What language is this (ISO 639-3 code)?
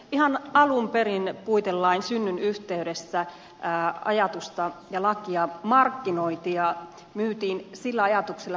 fin